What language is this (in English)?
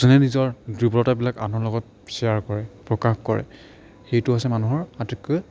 Assamese